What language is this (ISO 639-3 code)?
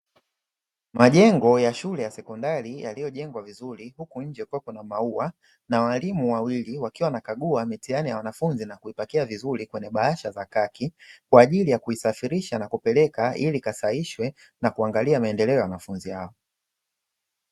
swa